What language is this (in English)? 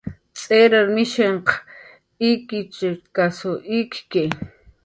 Jaqaru